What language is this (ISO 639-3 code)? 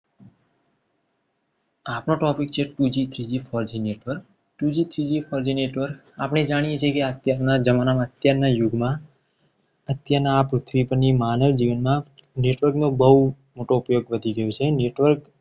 guj